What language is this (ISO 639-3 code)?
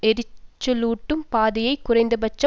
tam